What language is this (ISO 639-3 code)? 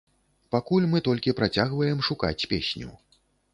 bel